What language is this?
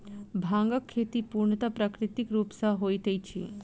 Maithili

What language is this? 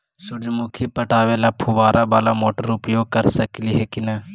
Magahi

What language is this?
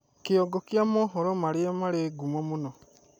Kikuyu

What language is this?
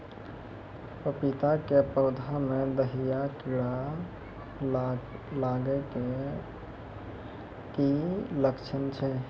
Maithili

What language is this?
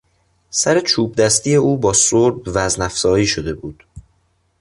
Persian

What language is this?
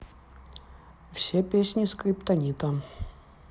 Russian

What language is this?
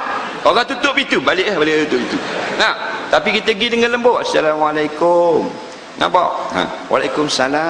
Malay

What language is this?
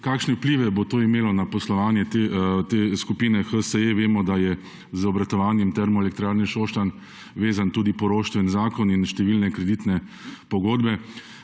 Slovenian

